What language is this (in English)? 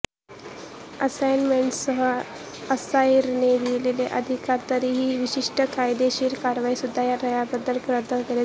Marathi